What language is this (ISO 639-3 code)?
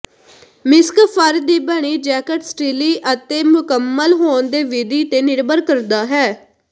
pan